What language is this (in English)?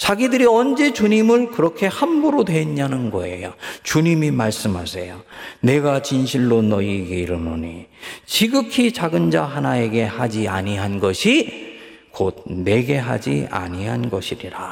Korean